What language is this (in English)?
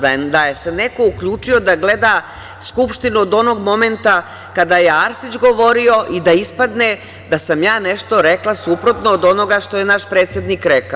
Serbian